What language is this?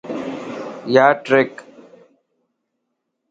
Lasi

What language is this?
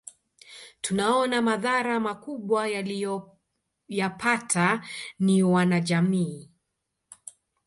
Swahili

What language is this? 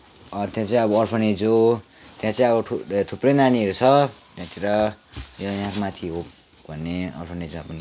Nepali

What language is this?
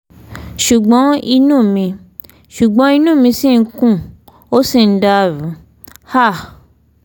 Yoruba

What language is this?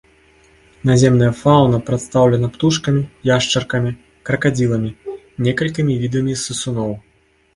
Belarusian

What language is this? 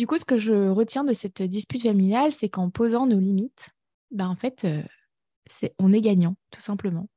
French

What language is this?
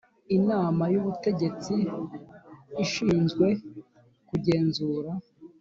Kinyarwanda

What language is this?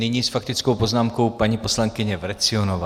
Czech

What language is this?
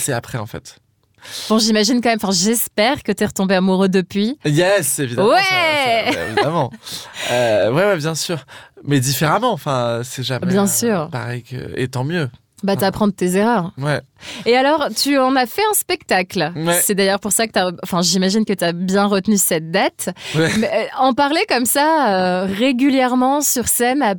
French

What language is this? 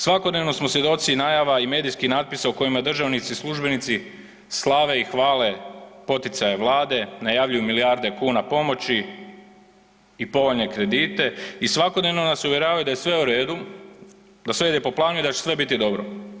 Croatian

